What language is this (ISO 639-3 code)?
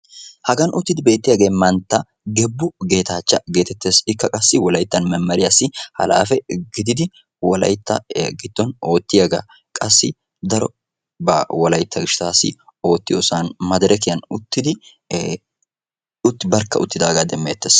wal